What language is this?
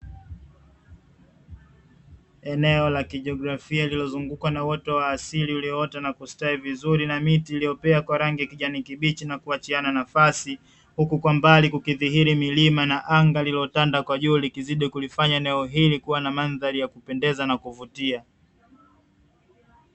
Swahili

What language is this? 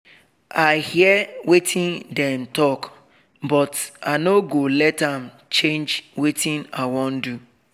Nigerian Pidgin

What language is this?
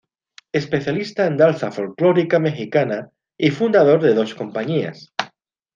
Spanish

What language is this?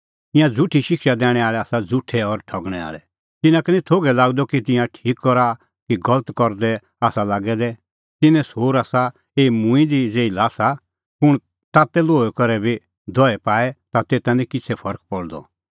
Kullu Pahari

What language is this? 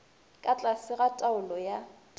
Northern Sotho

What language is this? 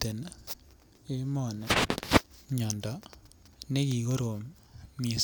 Kalenjin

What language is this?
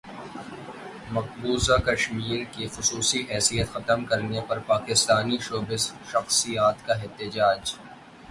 Urdu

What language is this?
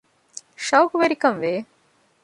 Divehi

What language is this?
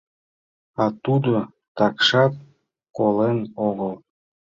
Mari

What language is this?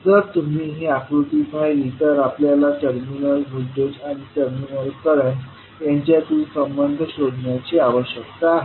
Marathi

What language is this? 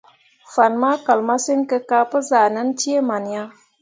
Mundang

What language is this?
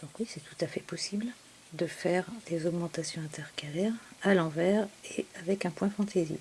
French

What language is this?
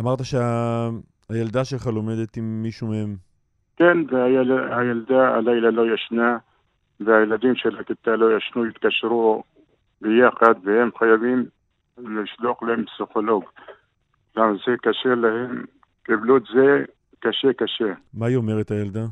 Hebrew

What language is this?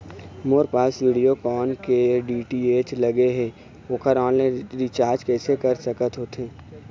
Chhattisgarhi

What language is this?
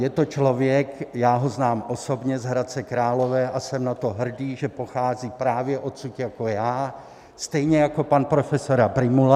Czech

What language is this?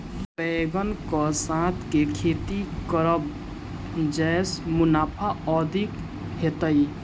Maithili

